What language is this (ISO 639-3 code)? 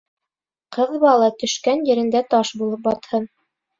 bak